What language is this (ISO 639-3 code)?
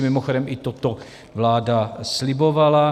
ces